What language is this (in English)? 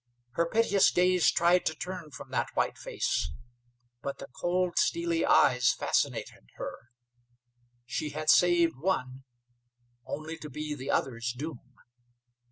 English